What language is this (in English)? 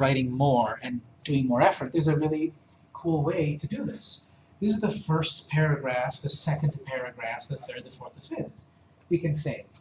English